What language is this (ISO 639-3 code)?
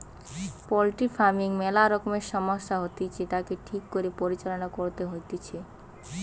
ben